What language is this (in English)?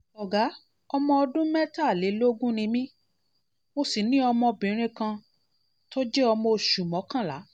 Yoruba